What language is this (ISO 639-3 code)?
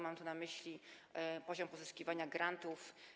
pol